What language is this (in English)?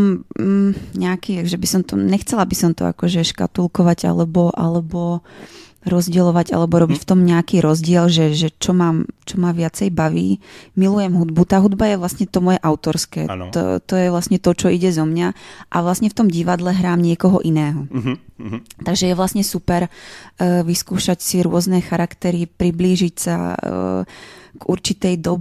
Czech